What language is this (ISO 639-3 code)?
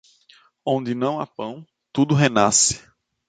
por